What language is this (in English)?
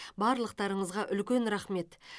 Kazakh